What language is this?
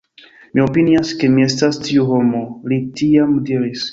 Esperanto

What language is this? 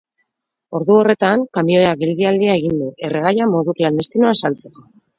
Basque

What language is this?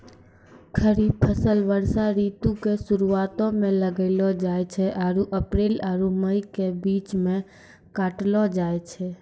Maithili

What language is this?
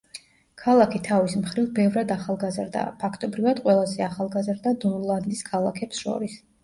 Georgian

